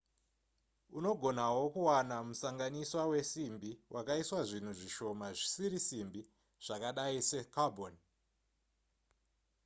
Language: Shona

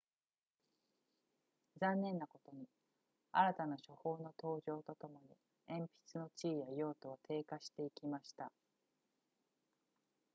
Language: Japanese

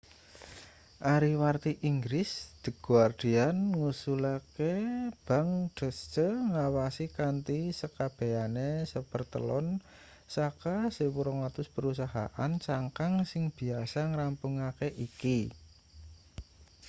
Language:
Javanese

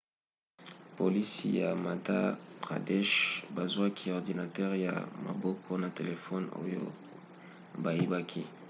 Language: Lingala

